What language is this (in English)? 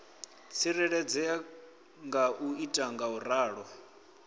Venda